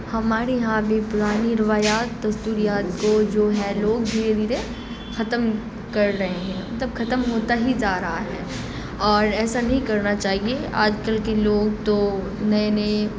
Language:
Urdu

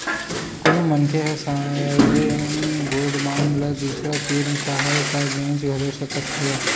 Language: Chhattisgarhi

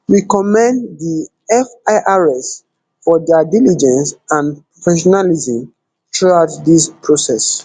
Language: Nigerian Pidgin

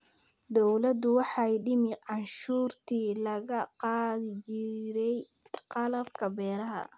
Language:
Somali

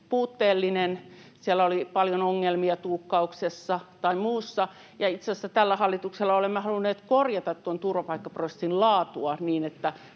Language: Finnish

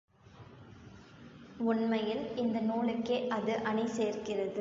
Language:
Tamil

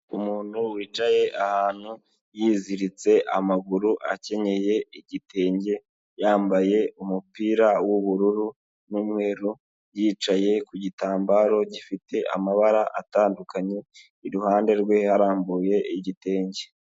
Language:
Kinyarwanda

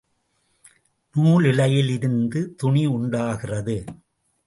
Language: Tamil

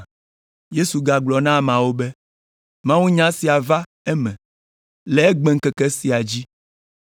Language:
Ewe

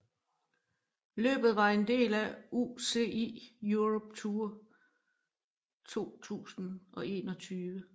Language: Danish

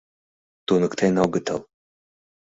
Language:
Mari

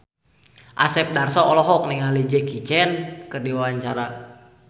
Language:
Sundanese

